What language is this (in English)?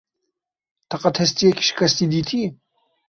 Kurdish